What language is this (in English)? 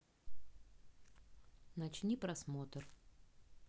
Russian